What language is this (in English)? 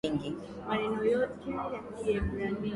Swahili